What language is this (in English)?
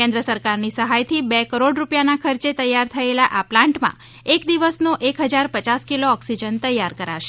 Gujarati